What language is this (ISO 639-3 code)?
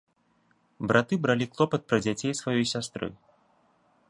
bel